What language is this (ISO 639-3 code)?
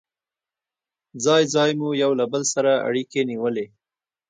pus